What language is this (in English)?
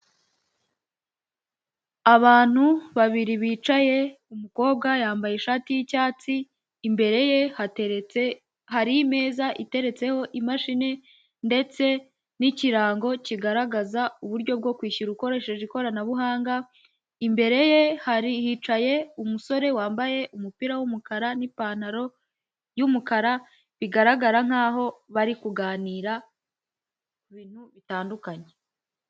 Kinyarwanda